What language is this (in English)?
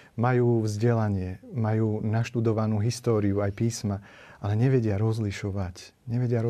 Slovak